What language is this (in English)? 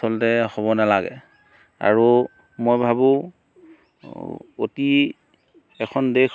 Assamese